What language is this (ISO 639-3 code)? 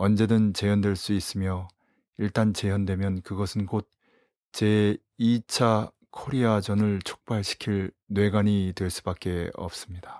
kor